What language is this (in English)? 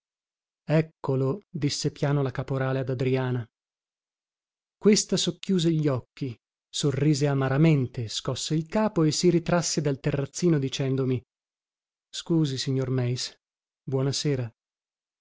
Italian